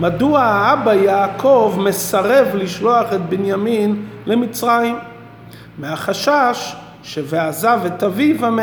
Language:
Hebrew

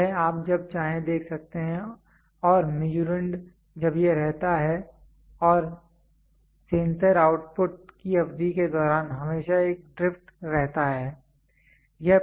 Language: Hindi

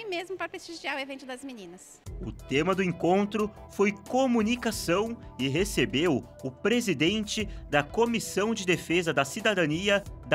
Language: Portuguese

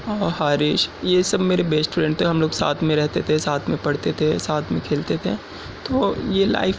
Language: Urdu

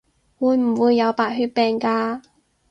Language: Cantonese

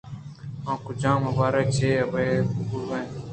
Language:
Eastern Balochi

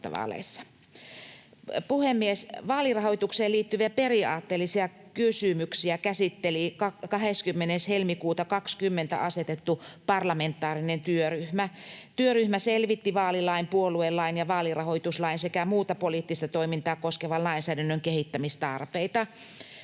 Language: Finnish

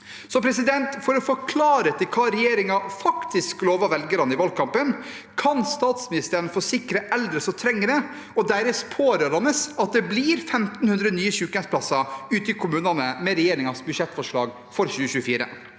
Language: Norwegian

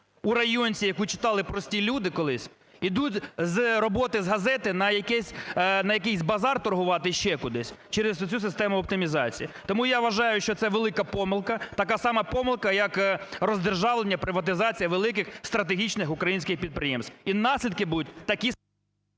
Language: Ukrainian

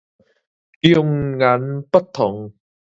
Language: Min Nan Chinese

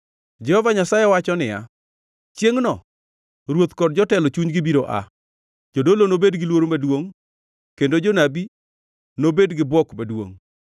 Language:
Luo (Kenya and Tanzania)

